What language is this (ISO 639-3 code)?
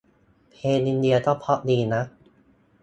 tha